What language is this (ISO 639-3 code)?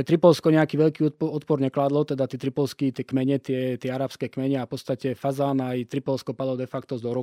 slk